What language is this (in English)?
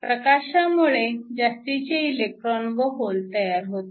Marathi